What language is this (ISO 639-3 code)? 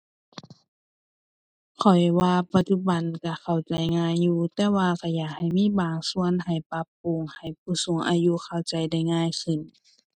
tha